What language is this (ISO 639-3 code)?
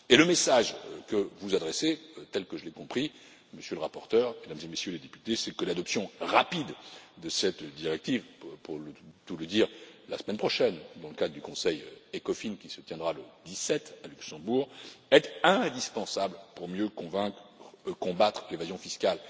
fra